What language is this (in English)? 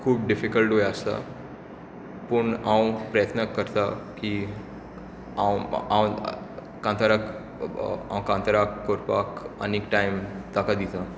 Konkani